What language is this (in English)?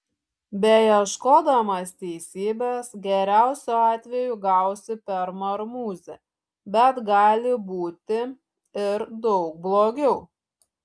Lithuanian